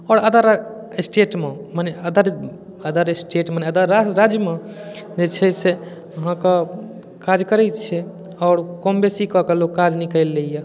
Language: Maithili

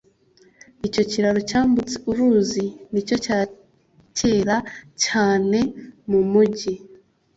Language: Kinyarwanda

